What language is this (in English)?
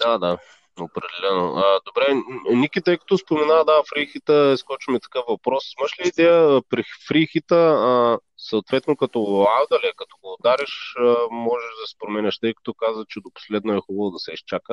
Bulgarian